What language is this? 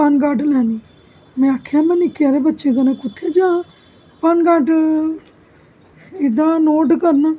Dogri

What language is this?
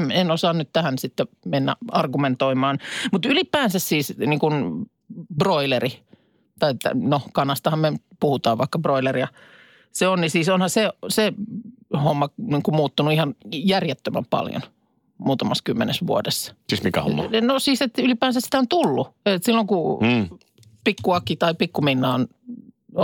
Finnish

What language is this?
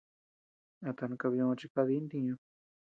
Tepeuxila Cuicatec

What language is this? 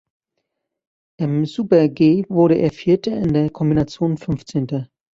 German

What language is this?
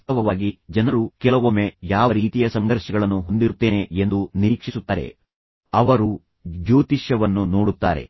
Kannada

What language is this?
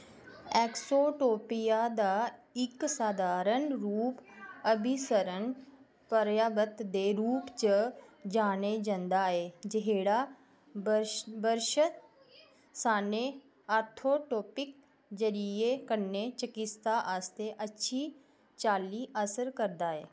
Dogri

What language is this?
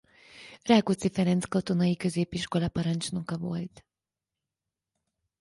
Hungarian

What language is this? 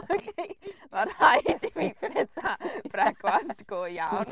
Welsh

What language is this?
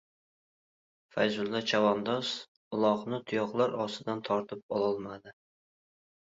Uzbek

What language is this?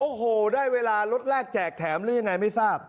Thai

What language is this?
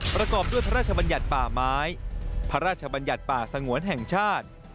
Thai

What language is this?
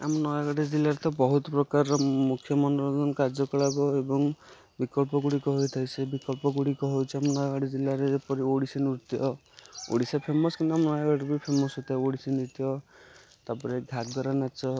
Odia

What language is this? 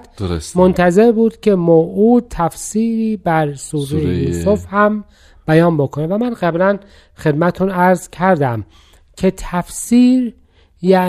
Persian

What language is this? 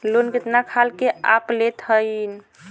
Bhojpuri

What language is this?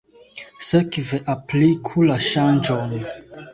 Esperanto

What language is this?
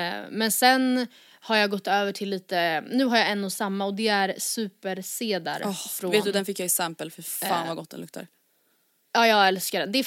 Swedish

